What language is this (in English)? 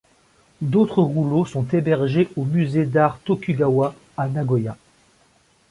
French